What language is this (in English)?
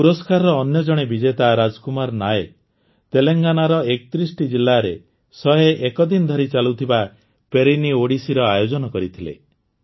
Odia